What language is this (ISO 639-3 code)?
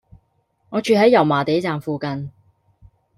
yue